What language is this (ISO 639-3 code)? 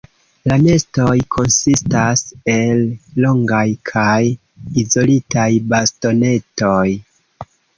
epo